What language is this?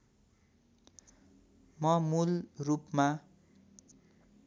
Nepali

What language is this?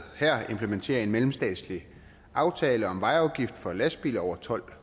Danish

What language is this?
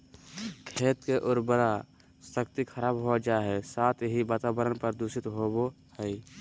Magahi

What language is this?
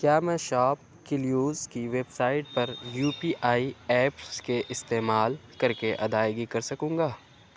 Urdu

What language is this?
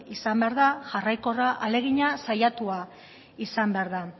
Basque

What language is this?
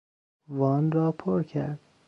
Persian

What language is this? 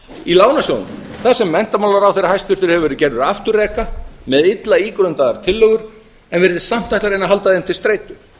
Icelandic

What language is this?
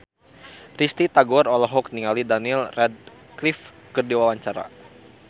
Sundanese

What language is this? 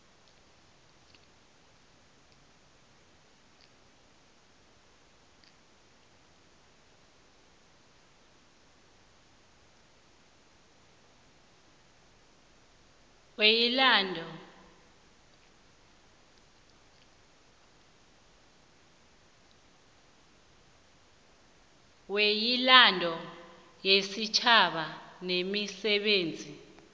South Ndebele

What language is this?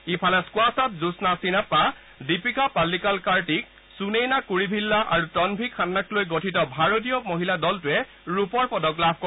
Assamese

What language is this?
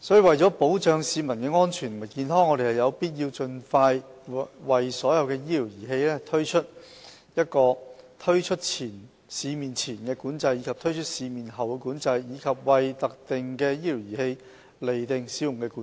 Cantonese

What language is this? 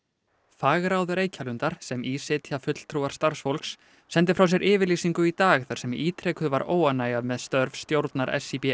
Icelandic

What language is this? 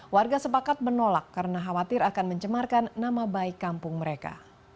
Indonesian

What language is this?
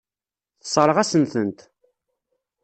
Kabyle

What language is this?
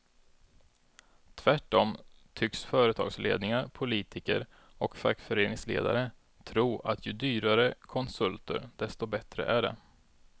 Swedish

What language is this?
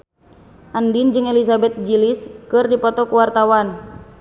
Sundanese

